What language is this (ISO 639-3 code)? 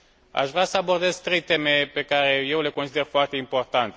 ron